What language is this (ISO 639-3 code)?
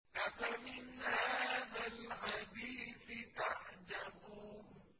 ara